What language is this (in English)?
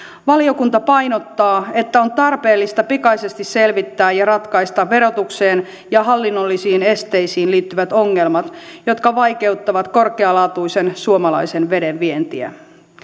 Finnish